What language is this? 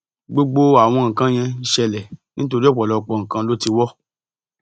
Yoruba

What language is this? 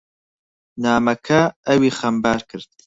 Central Kurdish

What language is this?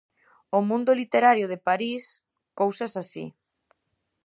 Galician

